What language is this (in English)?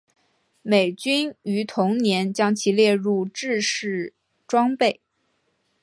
Chinese